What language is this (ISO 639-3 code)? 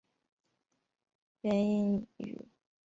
zho